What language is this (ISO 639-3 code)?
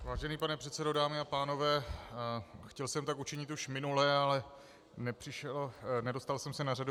ces